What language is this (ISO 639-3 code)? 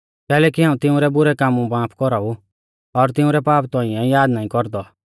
bfz